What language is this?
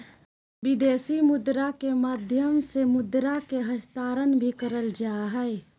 Magahi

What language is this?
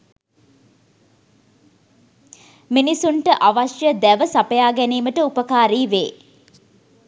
Sinhala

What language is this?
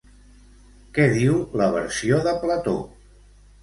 Catalan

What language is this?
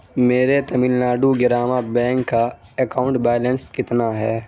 Urdu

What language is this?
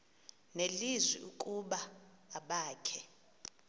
Xhosa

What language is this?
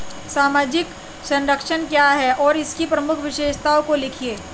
Hindi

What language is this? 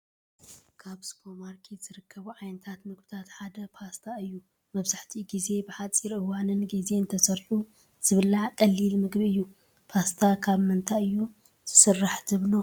Tigrinya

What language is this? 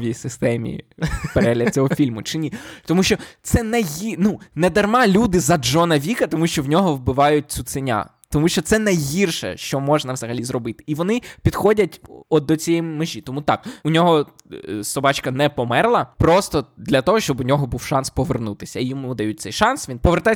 Ukrainian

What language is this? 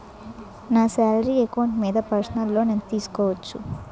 Telugu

